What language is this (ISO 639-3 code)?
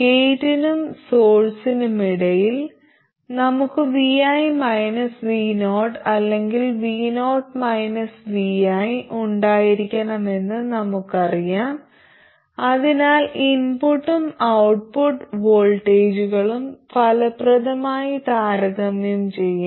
mal